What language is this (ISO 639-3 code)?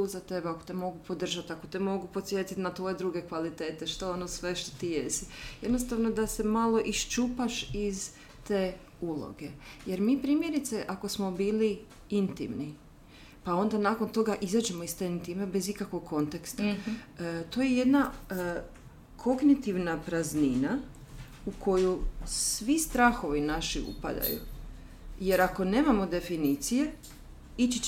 hrv